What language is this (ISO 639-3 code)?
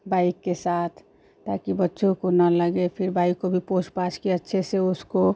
hin